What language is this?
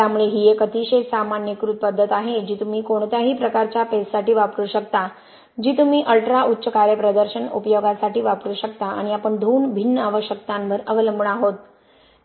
Marathi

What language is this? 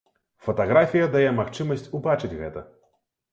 Belarusian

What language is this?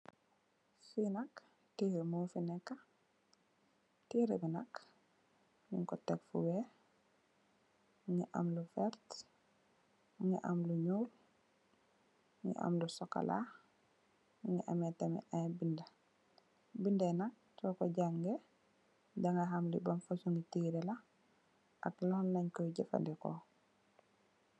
Wolof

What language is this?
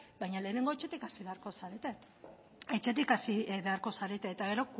Basque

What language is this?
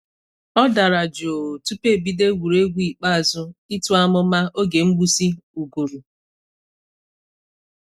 Igbo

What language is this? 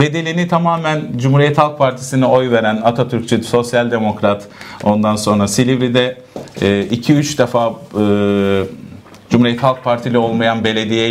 Turkish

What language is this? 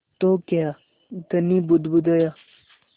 Hindi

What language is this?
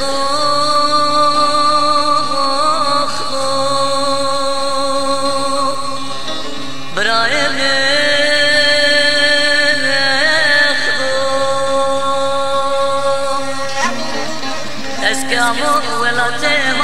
Arabic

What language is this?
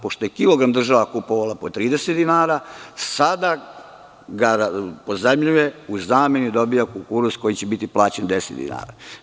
Serbian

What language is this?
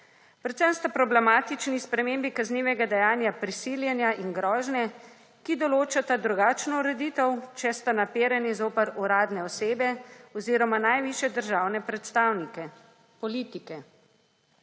Slovenian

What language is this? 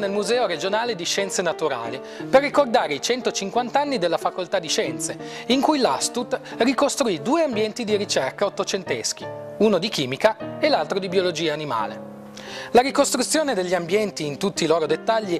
Italian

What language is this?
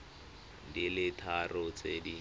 Tswana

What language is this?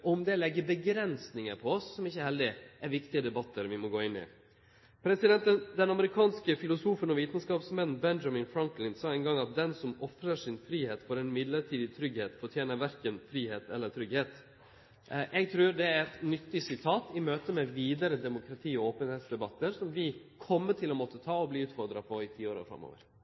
Norwegian Nynorsk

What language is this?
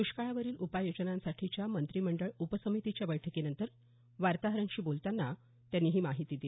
Marathi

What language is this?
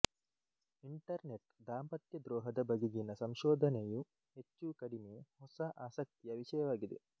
Kannada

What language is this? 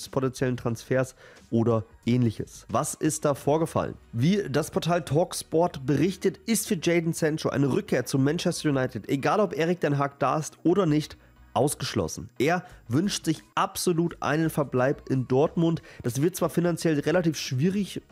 German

